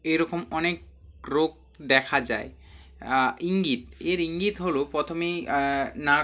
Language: Bangla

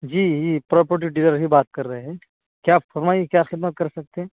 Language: Urdu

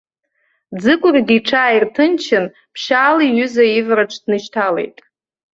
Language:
Abkhazian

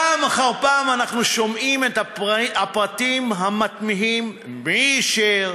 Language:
Hebrew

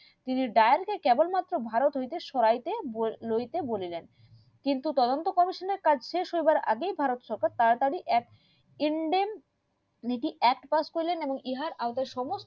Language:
Bangla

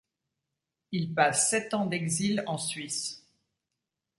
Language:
French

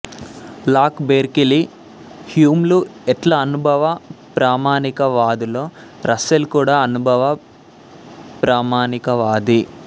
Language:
Telugu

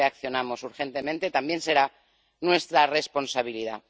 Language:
Spanish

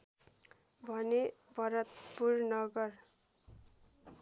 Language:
Nepali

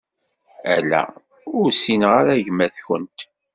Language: Kabyle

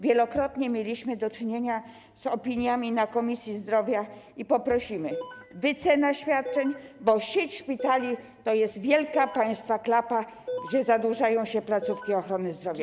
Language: Polish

